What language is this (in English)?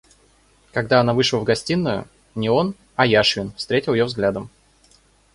Russian